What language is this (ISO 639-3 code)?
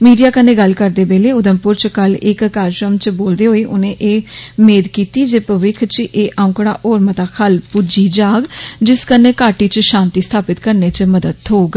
doi